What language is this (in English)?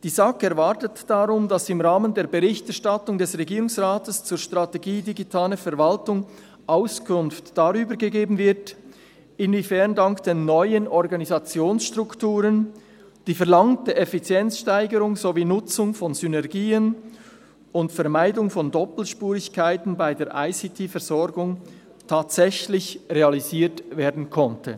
Swiss German